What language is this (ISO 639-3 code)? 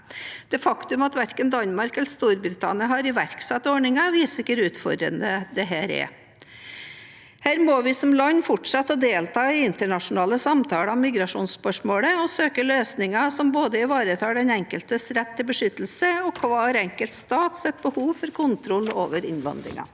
nor